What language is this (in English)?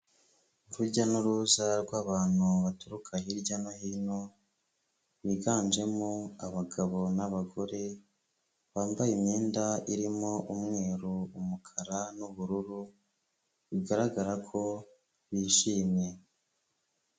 Kinyarwanda